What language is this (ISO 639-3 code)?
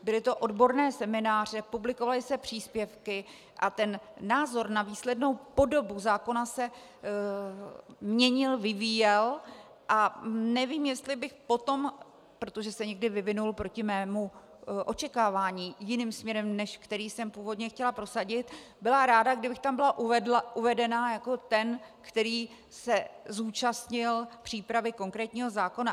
ces